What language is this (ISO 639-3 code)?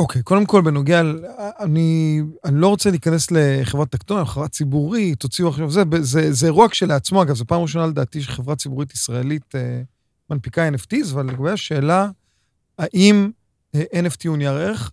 heb